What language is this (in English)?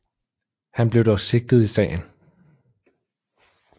Danish